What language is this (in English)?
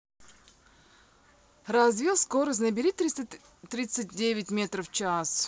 Russian